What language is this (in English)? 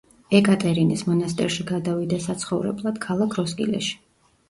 Georgian